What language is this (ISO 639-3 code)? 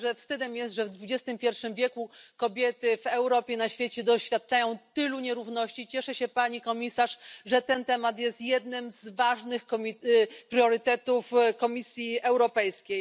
pol